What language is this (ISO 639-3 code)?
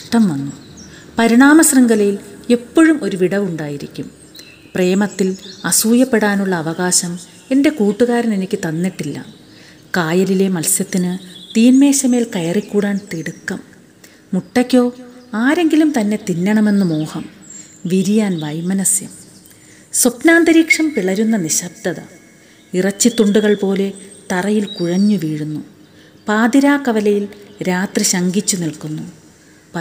mal